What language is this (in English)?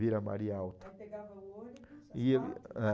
Portuguese